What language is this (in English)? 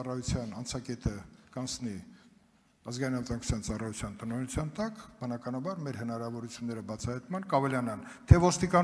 Romanian